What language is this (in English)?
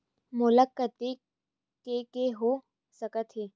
Chhattisgarhi